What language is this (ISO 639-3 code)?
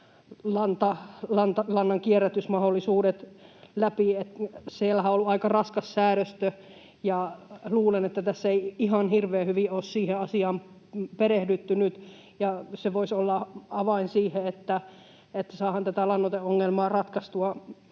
fin